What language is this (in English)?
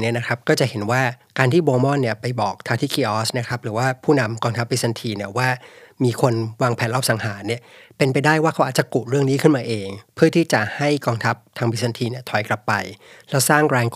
Thai